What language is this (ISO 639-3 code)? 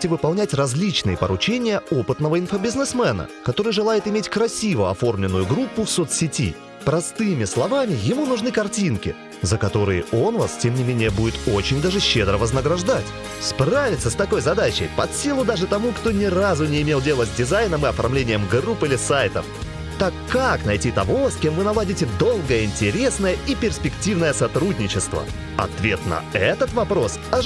rus